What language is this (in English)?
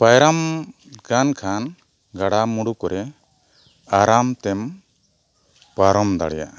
Santali